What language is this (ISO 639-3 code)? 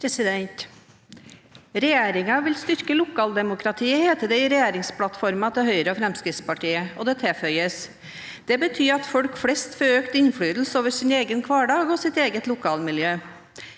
nor